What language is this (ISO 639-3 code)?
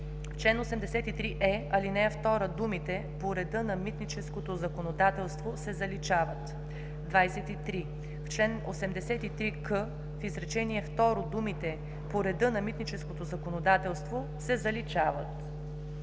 bul